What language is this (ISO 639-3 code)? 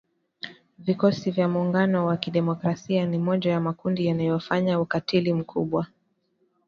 swa